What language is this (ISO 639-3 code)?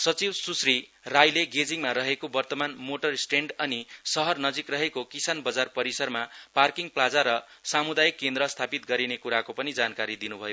nep